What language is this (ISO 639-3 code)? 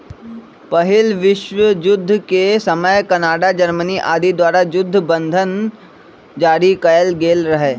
mag